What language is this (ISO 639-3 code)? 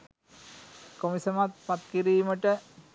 sin